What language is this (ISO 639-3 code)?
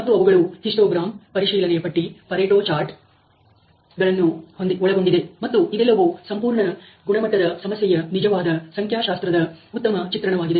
kan